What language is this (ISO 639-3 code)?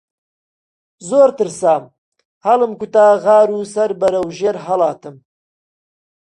ckb